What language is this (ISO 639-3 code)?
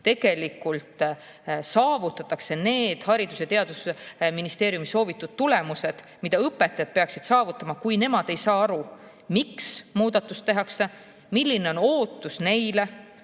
est